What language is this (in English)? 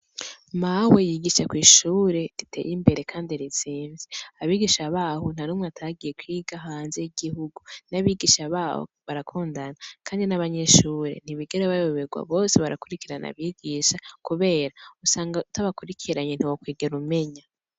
Rundi